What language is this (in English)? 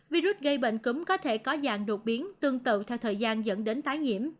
Vietnamese